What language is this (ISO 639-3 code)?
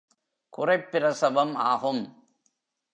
tam